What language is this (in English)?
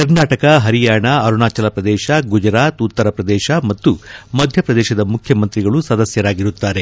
Kannada